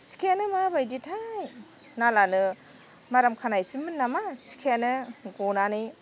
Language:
Bodo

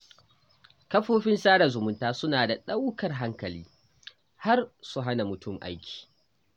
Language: Hausa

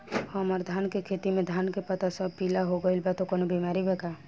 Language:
Bhojpuri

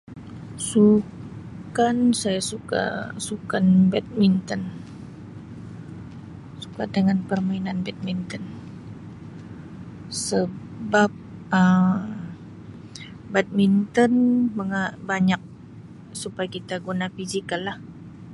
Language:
Sabah Malay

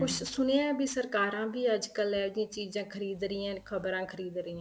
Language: Punjabi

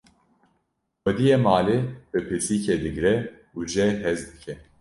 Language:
Kurdish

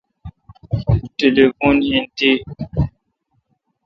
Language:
Kalkoti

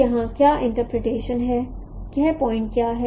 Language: Hindi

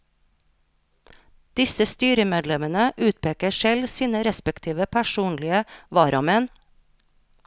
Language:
Norwegian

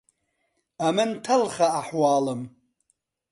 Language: Central Kurdish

